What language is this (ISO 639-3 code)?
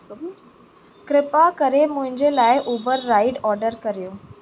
snd